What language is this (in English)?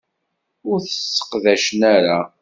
Kabyle